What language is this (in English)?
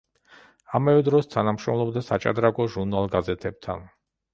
Georgian